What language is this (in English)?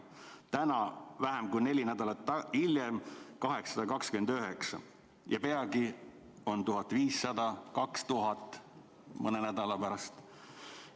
Estonian